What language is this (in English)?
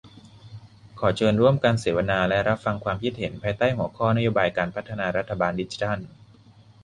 Thai